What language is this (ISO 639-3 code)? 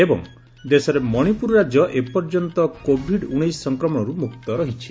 ori